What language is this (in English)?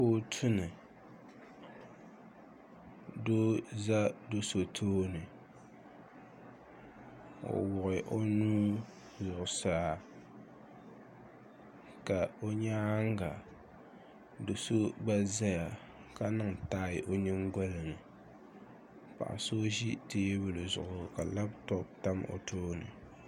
Dagbani